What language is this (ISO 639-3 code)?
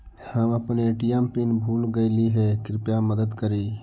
mag